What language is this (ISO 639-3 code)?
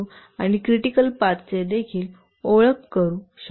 mar